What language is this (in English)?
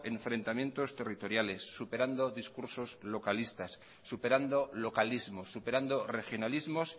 Spanish